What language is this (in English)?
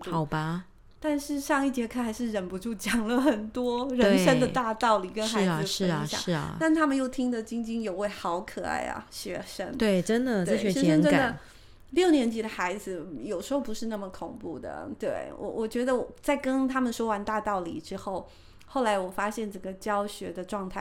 Chinese